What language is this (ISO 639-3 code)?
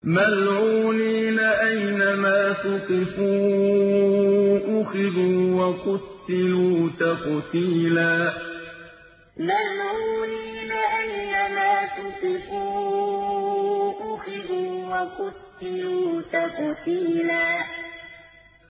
ara